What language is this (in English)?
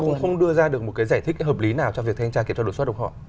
Vietnamese